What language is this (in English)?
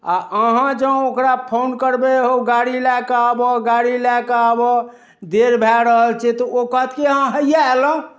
Maithili